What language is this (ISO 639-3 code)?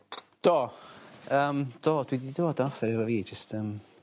cym